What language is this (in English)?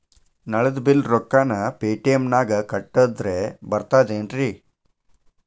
Kannada